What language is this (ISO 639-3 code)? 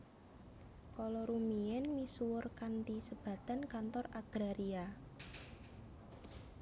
jav